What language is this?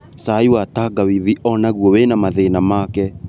Kikuyu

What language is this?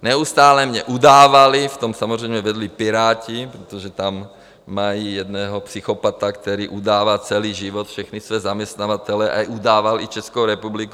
Czech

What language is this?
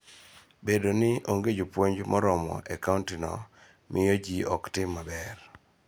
Luo (Kenya and Tanzania)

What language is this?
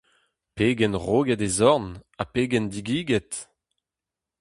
Breton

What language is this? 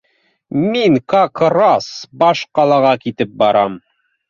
Bashkir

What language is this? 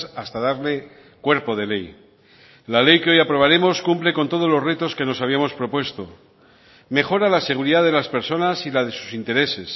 Spanish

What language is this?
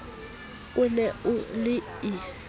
Southern Sotho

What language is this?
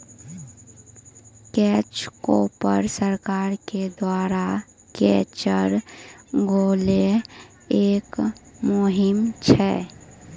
Maithili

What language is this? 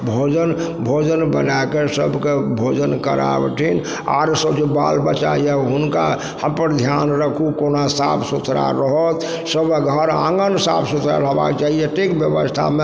Maithili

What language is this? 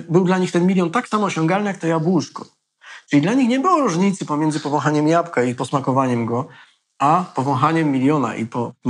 Polish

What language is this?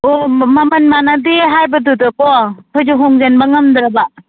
Manipuri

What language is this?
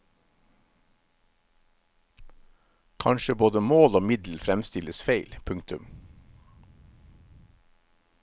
Norwegian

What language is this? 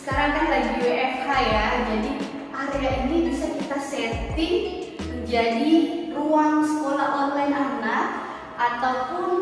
Indonesian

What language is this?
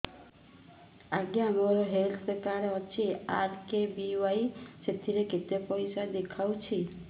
Odia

